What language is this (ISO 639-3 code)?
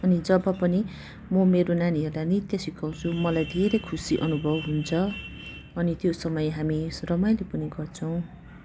nep